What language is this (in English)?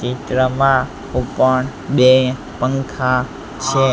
Gujarati